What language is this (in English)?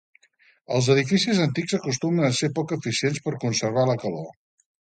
Catalan